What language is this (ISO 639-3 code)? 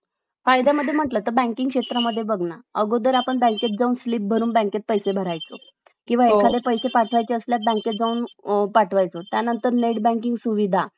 mar